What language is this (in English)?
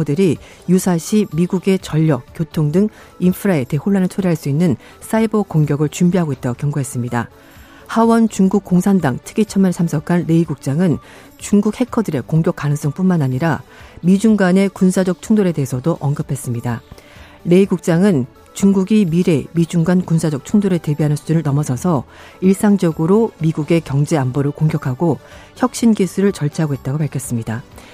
Korean